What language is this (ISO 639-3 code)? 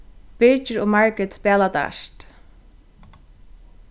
fao